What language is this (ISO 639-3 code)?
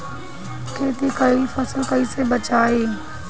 bho